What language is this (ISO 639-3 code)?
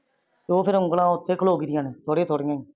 pan